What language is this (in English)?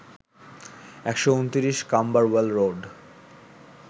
Bangla